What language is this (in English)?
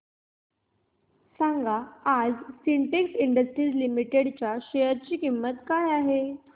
Marathi